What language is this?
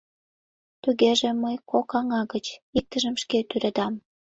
Mari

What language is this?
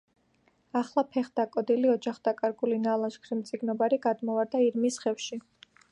Georgian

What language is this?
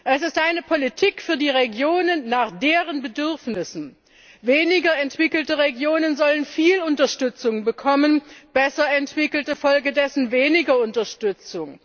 German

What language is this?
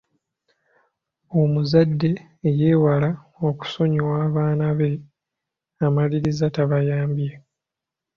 Ganda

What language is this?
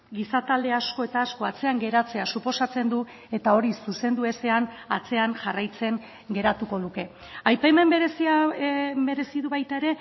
Basque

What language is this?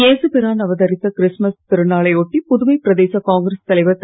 Tamil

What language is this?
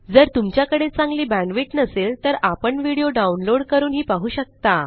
Marathi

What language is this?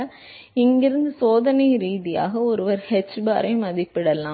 Tamil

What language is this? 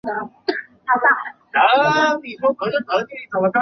Chinese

